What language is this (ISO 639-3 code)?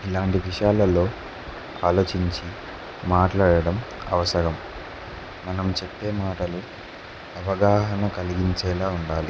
tel